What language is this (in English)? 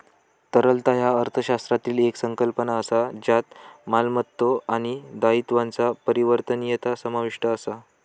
Marathi